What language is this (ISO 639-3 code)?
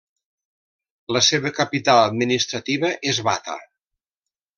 cat